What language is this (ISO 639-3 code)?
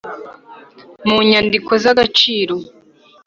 kin